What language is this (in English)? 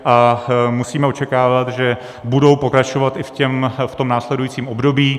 Czech